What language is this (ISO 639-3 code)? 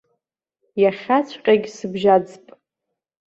abk